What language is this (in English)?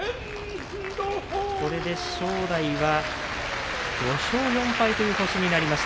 Japanese